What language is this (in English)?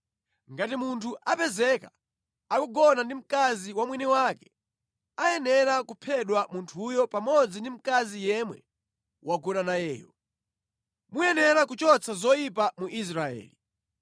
Nyanja